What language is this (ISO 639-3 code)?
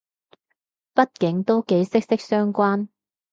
yue